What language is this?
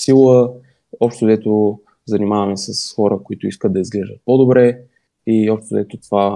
Bulgarian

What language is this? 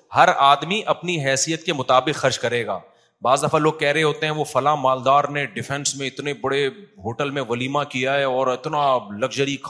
Urdu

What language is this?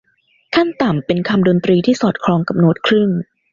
Thai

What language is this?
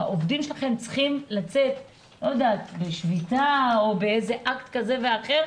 Hebrew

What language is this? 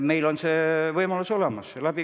Estonian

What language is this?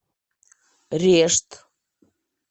Russian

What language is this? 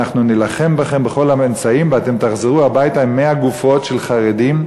Hebrew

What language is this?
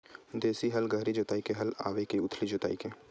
Chhattisgarhi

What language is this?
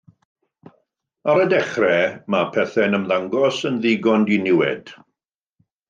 Welsh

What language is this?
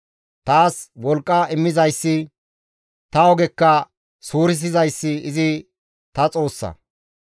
Gamo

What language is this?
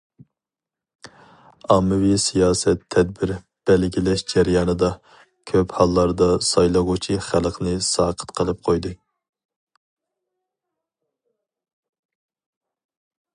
Uyghur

